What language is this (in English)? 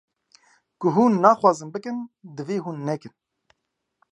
Kurdish